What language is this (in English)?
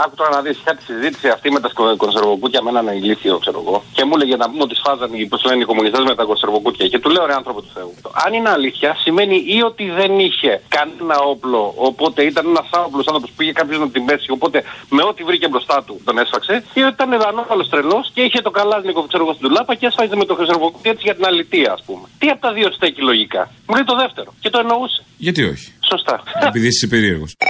Greek